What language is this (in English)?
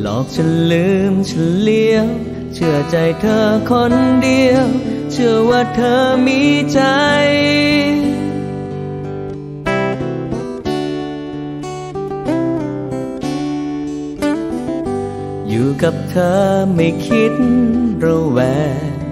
Thai